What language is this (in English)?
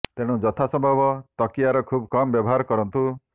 Odia